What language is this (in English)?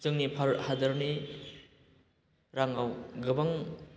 Bodo